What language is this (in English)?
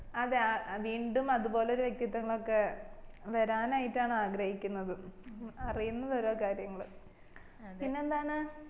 Malayalam